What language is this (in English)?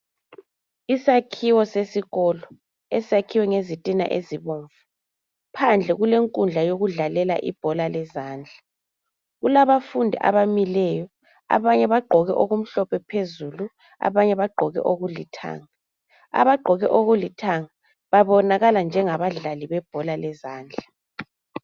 North Ndebele